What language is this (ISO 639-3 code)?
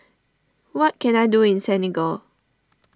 eng